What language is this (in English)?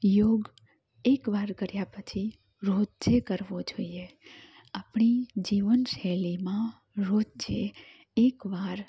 Gujarati